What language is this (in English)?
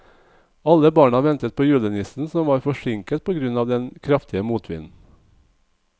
Norwegian